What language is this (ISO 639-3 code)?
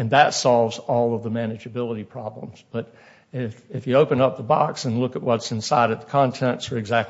eng